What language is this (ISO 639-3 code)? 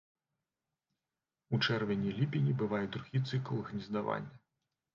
bel